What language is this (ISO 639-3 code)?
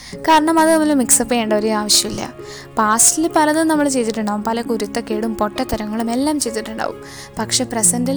mal